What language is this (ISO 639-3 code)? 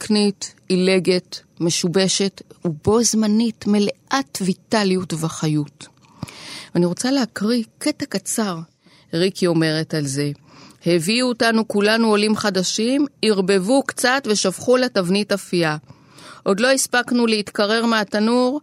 heb